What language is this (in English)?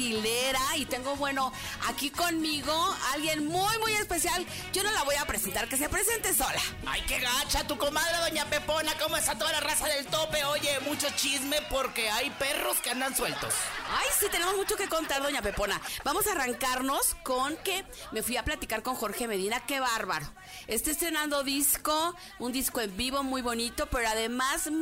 Spanish